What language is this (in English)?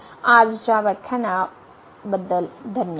Marathi